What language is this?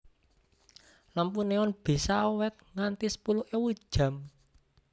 Javanese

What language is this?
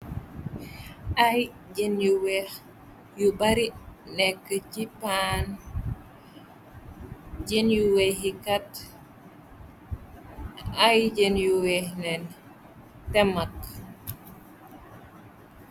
Wolof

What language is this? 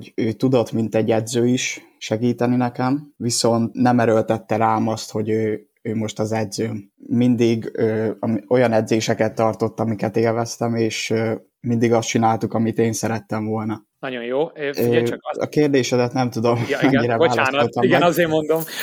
Hungarian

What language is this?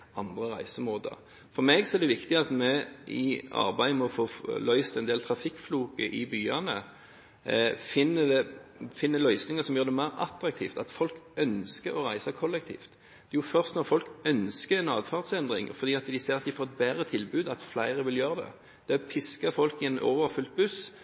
Norwegian Bokmål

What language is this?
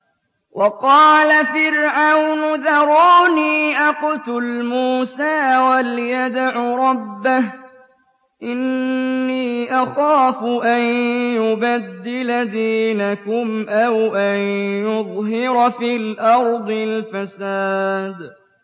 Arabic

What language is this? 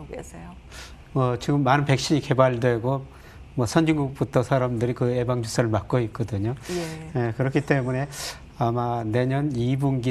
Korean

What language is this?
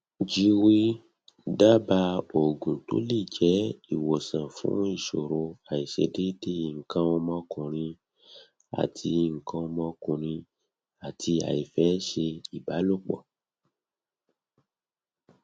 Yoruba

